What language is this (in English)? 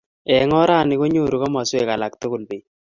Kalenjin